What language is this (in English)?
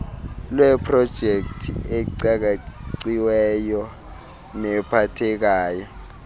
Xhosa